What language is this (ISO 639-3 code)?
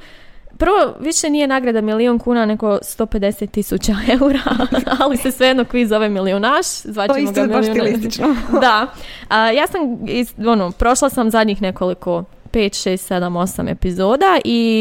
hrv